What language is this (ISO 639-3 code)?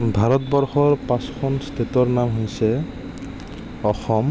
asm